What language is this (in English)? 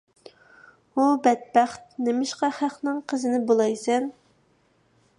Uyghur